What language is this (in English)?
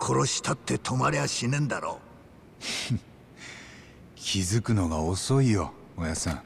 Japanese